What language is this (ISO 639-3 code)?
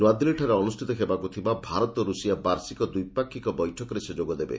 ori